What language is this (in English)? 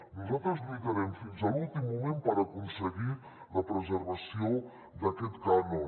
Catalan